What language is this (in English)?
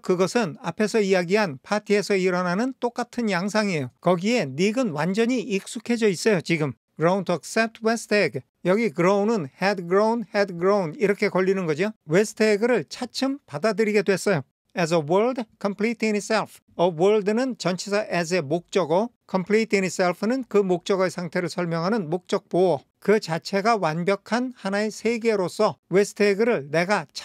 Korean